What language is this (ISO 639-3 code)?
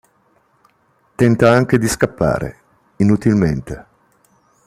ita